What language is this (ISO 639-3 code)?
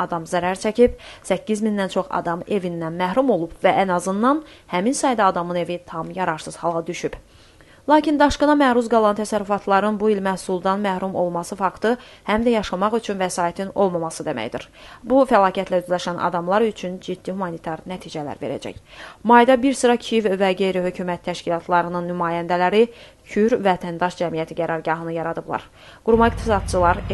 tur